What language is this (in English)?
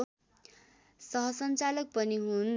Nepali